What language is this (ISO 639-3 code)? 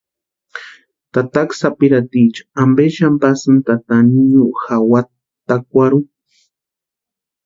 pua